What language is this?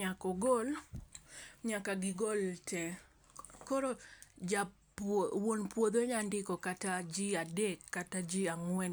Luo (Kenya and Tanzania)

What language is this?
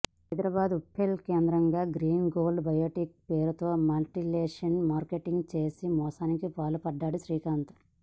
Telugu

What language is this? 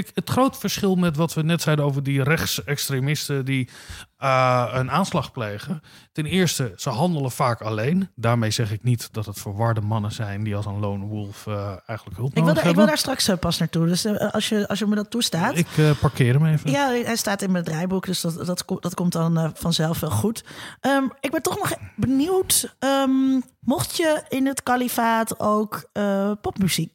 Dutch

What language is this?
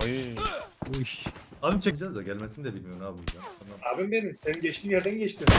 Turkish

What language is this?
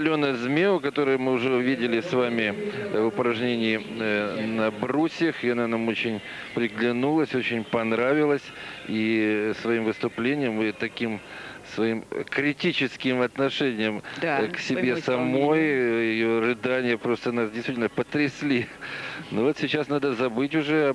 Russian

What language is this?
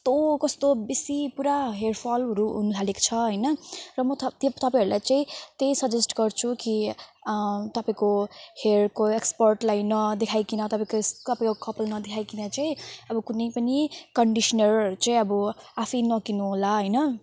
Nepali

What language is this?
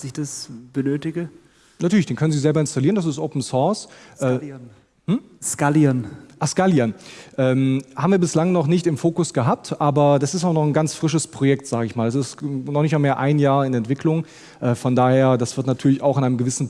German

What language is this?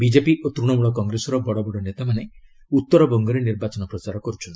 Odia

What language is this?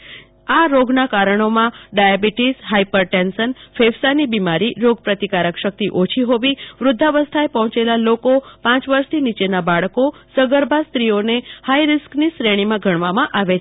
Gujarati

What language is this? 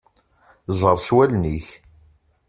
Kabyle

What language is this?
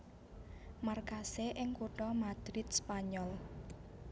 Javanese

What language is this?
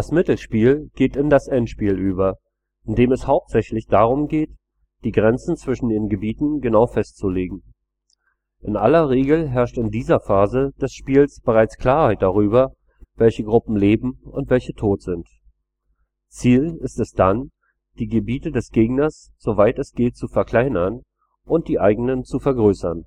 German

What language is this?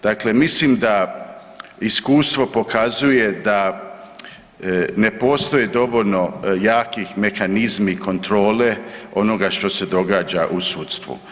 Croatian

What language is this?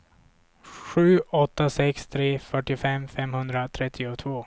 Swedish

